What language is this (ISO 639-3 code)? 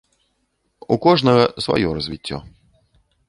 bel